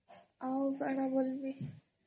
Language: Odia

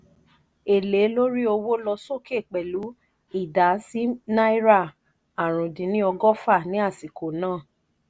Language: Yoruba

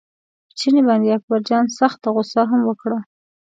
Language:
Pashto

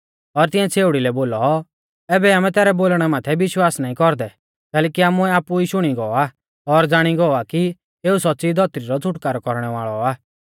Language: Mahasu Pahari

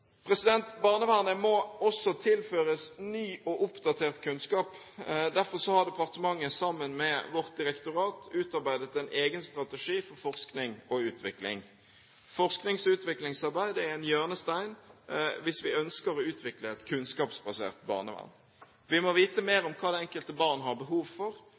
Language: Norwegian Bokmål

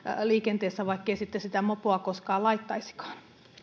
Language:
Finnish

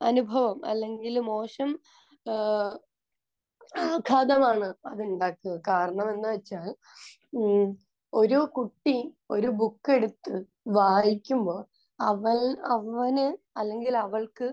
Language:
Malayalam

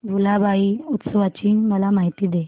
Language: Marathi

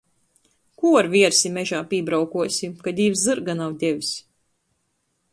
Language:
Latgalian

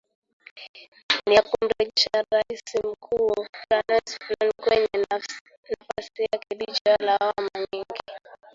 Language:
Swahili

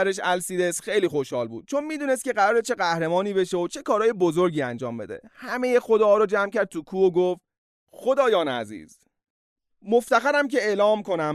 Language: Persian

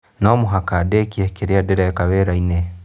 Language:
Kikuyu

